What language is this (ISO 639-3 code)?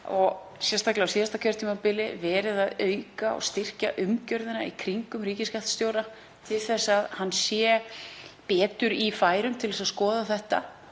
isl